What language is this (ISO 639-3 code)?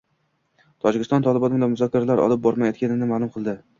uzb